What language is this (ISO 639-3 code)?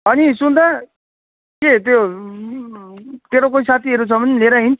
nep